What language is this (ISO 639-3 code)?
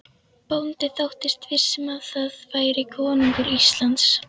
isl